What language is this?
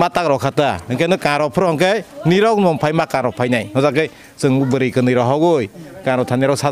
Thai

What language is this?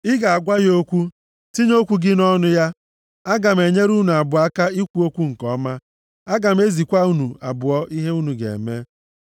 Igbo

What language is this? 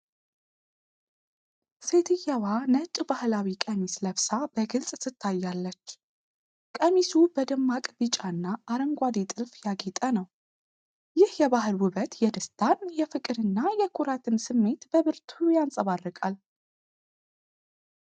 Amharic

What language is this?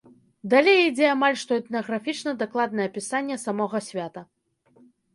Belarusian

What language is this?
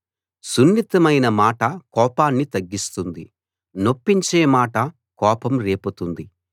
Telugu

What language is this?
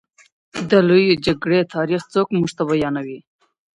Pashto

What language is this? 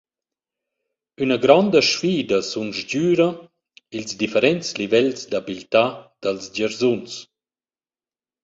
Romansh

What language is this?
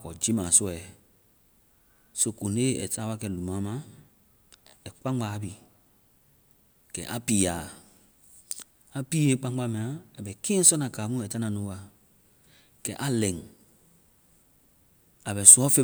Vai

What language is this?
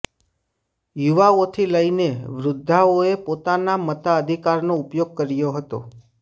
Gujarati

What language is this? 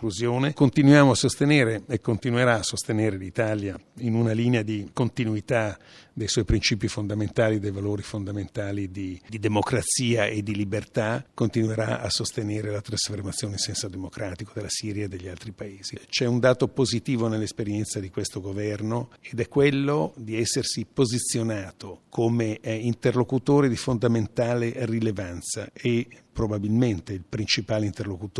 Italian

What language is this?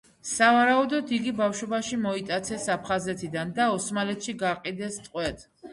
Georgian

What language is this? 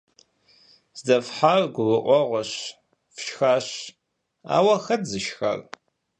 Kabardian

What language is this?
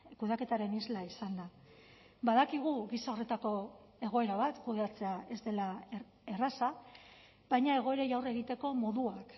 Basque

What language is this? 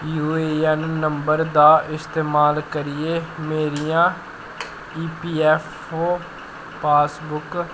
Dogri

